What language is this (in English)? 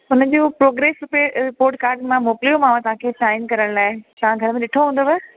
Sindhi